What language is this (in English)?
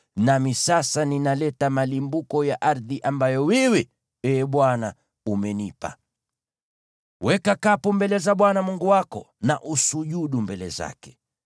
Swahili